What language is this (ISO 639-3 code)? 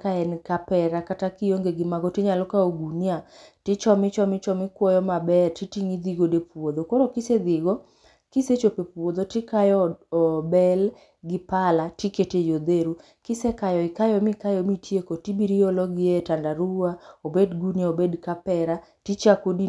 luo